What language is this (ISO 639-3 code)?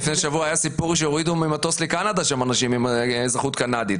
heb